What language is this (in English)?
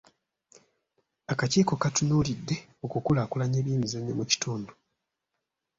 Ganda